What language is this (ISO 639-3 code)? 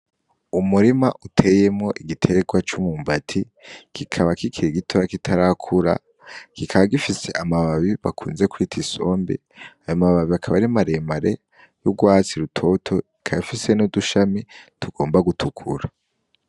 run